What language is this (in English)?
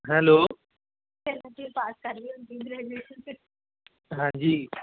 Punjabi